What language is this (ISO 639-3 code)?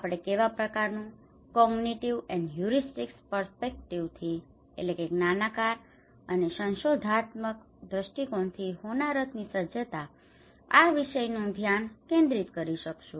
guj